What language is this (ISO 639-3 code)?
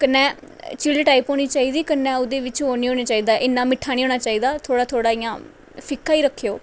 doi